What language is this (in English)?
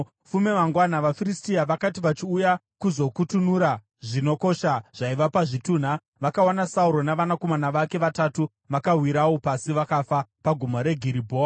Shona